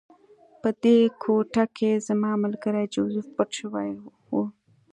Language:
Pashto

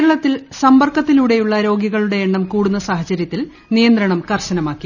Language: Malayalam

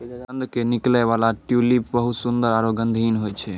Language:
Maithili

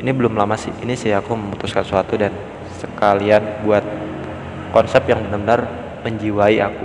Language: Indonesian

